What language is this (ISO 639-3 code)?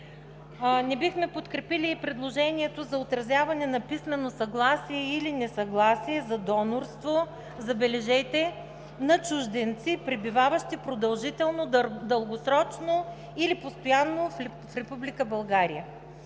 bul